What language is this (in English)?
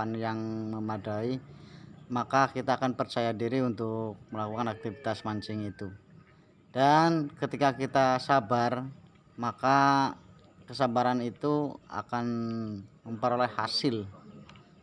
Indonesian